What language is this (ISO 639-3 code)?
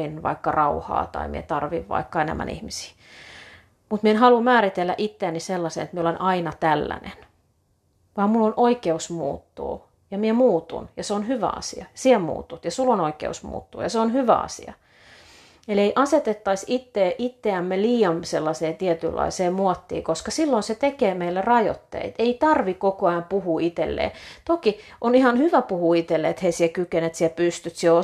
fin